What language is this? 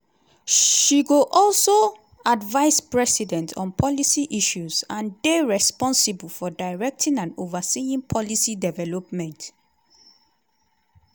Nigerian Pidgin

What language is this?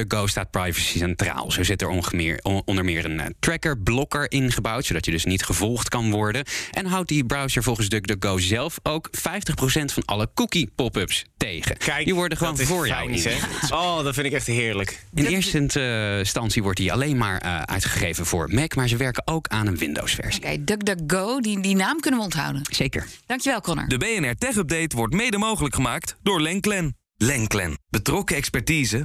Dutch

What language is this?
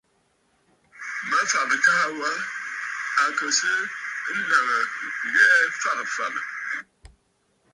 Bafut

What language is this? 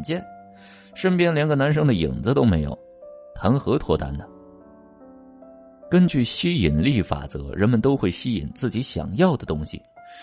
Chinese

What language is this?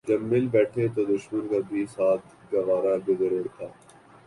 Urdu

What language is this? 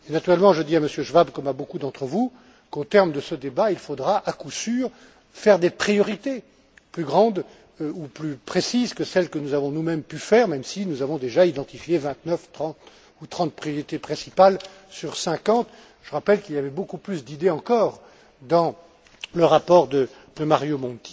French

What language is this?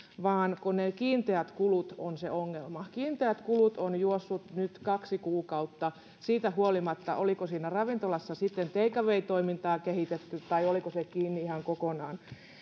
Finnish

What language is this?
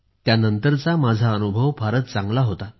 Marathi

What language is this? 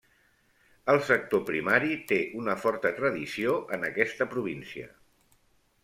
Catalan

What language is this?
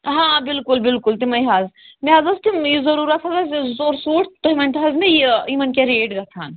Kashmiri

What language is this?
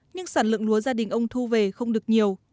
Vietnamese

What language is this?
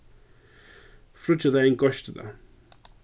Faroese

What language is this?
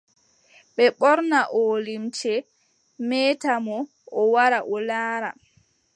Adamawa Fulfulde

